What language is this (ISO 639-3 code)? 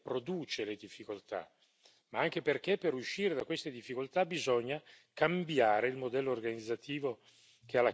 ita